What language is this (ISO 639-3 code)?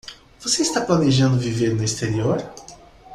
por